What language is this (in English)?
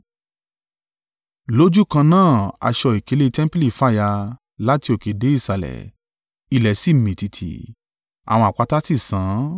Yoruba